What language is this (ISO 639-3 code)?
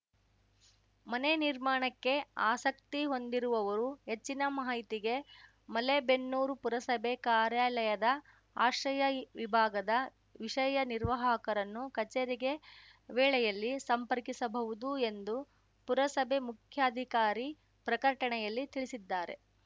kan